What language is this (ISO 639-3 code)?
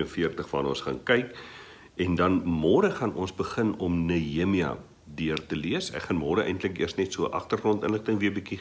nld